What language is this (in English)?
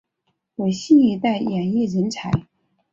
Chinese